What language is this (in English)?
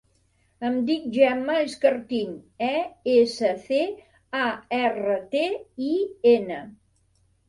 Catalan